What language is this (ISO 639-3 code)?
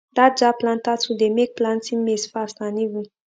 pcm